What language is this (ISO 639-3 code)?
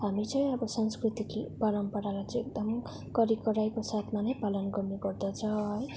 nep